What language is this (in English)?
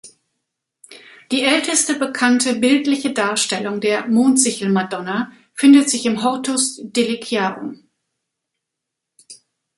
German